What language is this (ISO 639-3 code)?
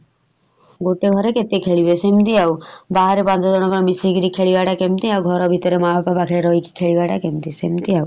ori